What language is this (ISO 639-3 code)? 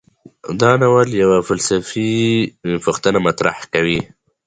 pus